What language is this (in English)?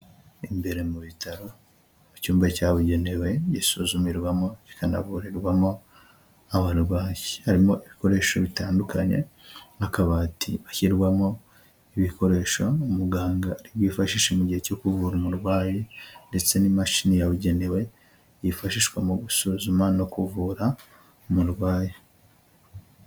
Kinyarwanda